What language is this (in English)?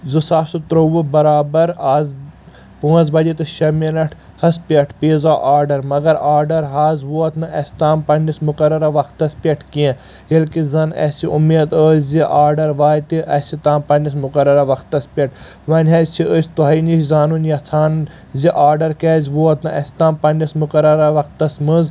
Kashmiri